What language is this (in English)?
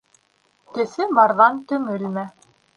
Bashkir